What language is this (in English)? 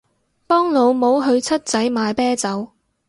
Cantonese